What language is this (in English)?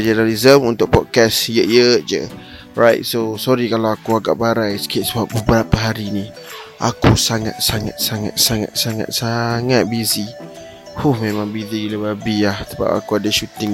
Malay